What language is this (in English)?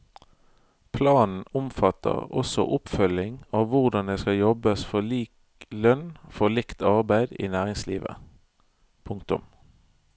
Norwegian